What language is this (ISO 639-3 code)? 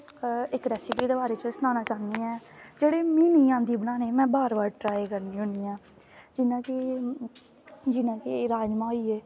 doi